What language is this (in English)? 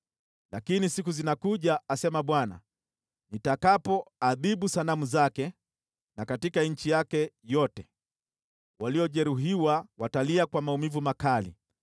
Swahili